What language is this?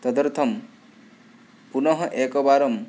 Sanskrit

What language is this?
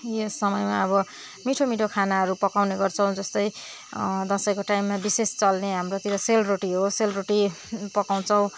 Nepali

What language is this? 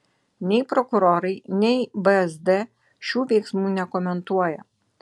Lithuanian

